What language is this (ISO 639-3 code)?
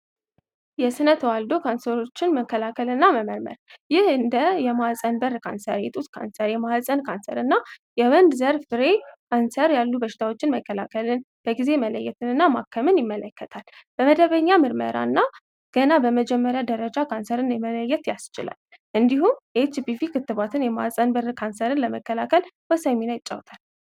amh